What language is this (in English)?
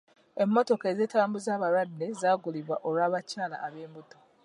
Ganda